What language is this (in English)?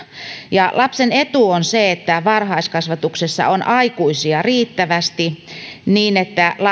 Finnish